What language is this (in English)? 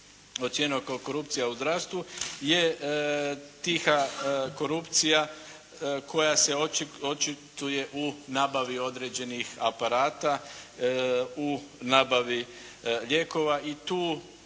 Croatian